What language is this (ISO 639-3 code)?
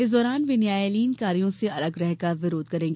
hin